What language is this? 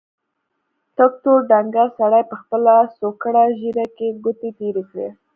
Pashto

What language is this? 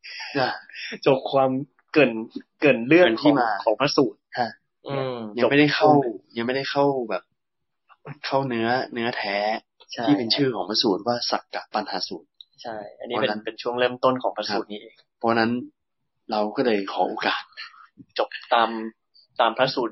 Thai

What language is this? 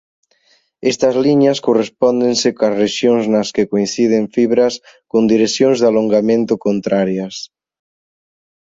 Galician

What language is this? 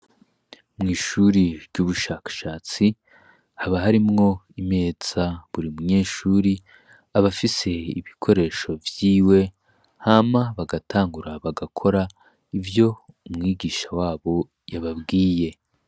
Rundi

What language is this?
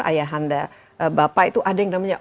Indonesian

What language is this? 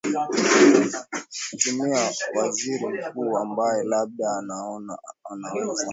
Swahili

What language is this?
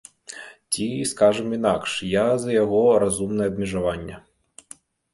Belarusian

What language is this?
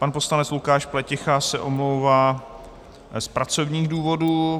Czech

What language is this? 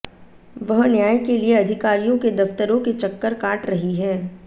Hindi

